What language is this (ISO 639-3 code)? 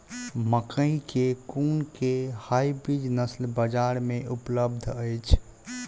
mai